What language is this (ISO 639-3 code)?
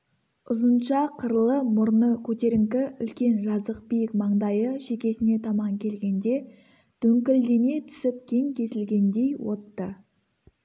kaz